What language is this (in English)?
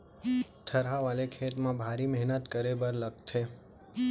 Chhattisgarhi